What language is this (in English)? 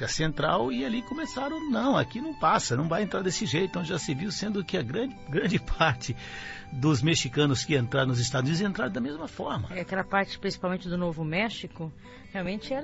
Portuguese